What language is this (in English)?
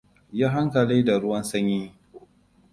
Hausa